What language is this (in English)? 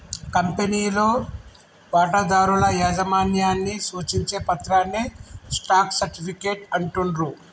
Telugu